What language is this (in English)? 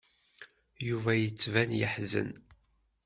Kabyle